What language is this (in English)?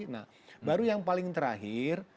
Indonesian